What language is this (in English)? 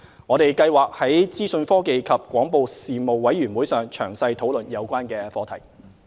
Cantonese